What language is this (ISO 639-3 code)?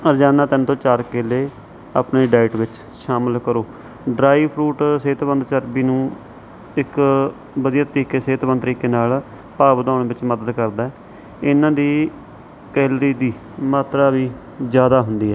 pan